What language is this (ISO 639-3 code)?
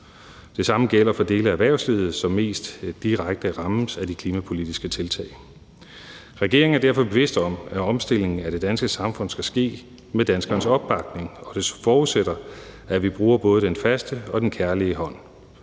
dan